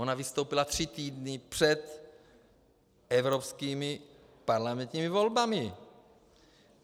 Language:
Czech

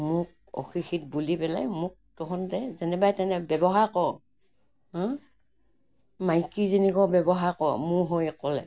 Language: Assamese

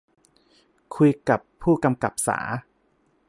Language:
Thai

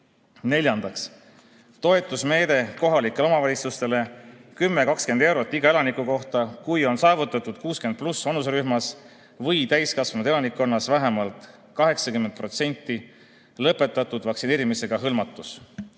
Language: Estonian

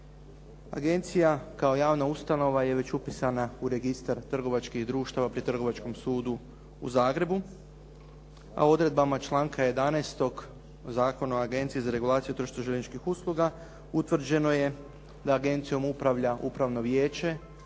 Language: Croatian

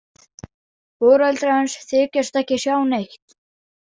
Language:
Icelandic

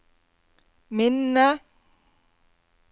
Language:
Norwegian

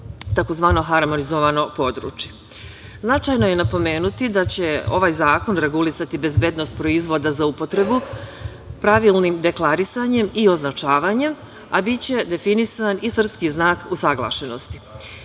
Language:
Serbian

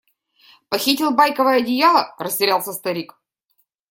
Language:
Russian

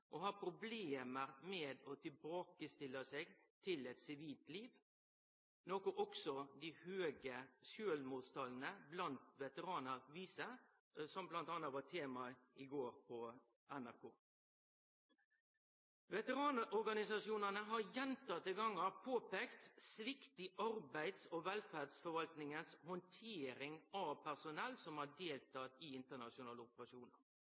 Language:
Norwegian Nynorsk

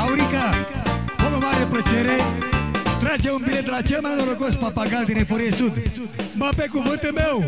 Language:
Romanian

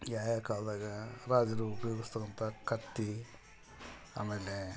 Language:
Kannada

